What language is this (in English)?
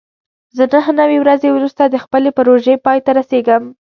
Pashto